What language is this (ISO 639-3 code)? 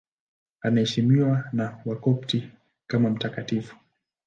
swa